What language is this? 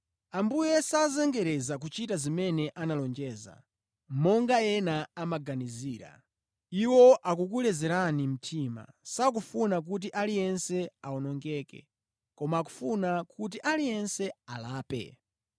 Nyanja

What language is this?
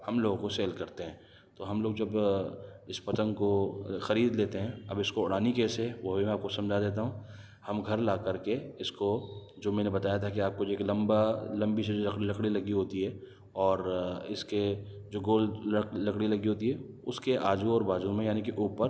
Urdu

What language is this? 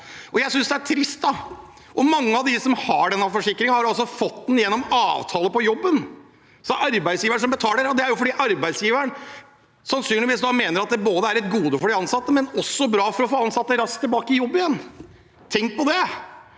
Norwegian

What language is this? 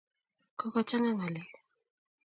Kalenjin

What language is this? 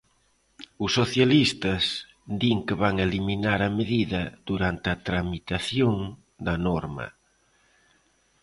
Galician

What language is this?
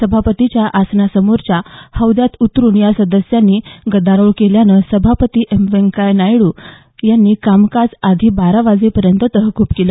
Marathi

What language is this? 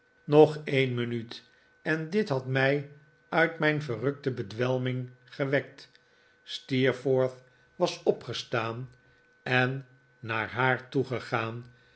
Dutch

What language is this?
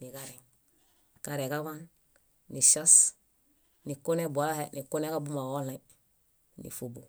Bayot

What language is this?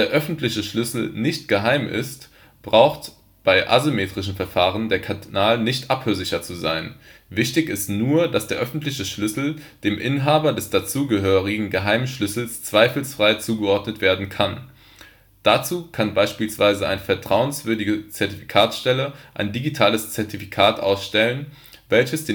German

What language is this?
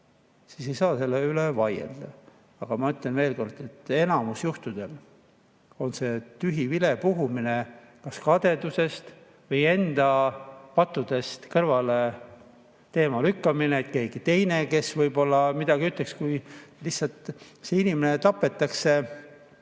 Estonian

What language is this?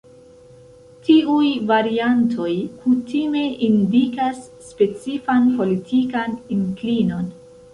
Esperanto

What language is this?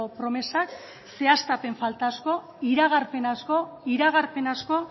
Basque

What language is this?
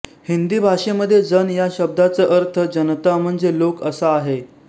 Marathi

